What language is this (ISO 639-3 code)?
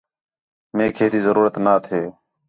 xhe